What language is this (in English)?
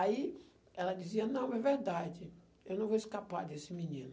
Portuguese